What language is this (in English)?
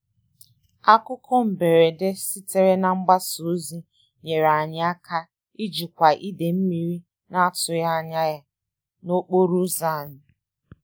Igbo